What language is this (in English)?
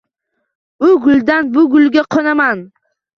Uzbek